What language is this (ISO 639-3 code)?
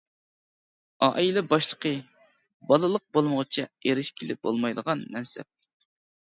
uig